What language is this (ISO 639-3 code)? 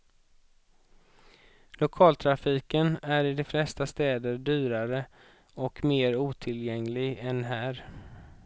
swe